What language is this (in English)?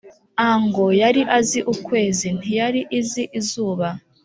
Kinyarwanda